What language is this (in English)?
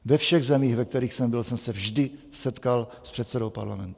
Czech